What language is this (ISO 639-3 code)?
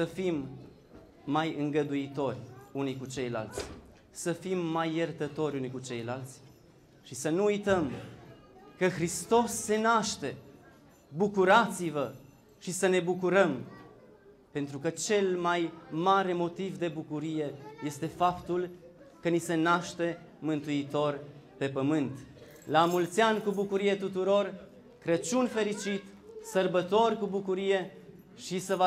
ron